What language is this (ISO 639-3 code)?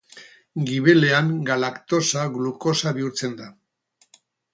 eus